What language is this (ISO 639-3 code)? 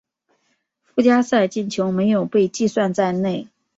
zho